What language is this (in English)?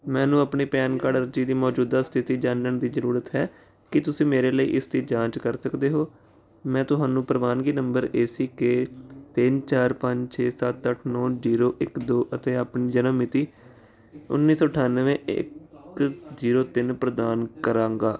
Punjabi